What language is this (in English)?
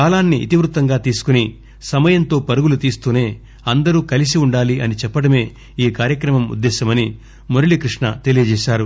Telugu